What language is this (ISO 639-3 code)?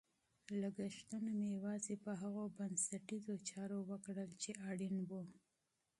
pus